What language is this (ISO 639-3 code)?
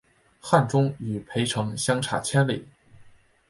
zho